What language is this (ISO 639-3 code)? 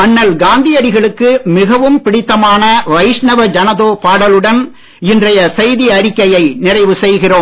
tam